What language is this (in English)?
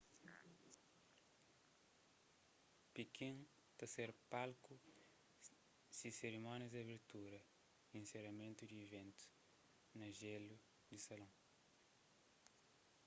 Kabuverdianu